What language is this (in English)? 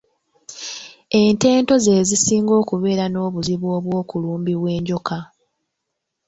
Ganda